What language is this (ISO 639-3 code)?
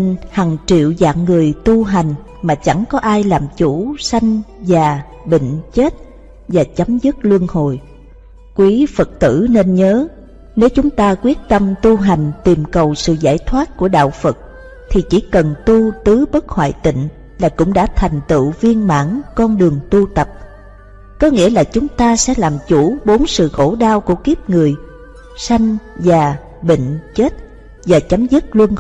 vie